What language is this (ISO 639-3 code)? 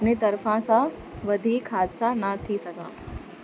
snd